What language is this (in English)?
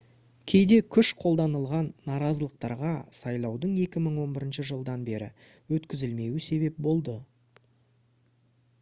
Kazakh